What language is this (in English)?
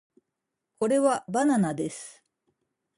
Japanese